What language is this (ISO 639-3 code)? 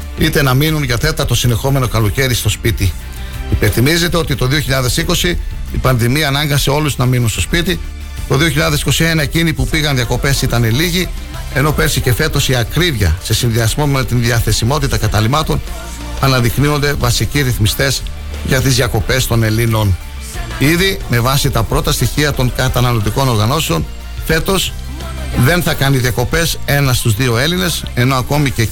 ell